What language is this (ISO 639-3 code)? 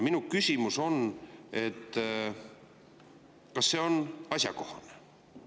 est